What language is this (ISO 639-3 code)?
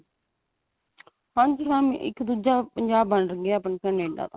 pan